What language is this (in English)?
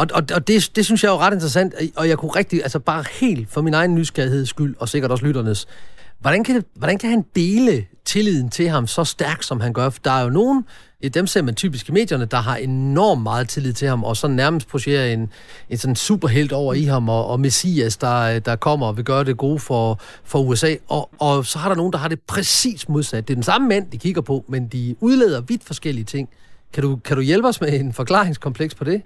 Danish